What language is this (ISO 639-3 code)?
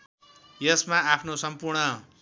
nep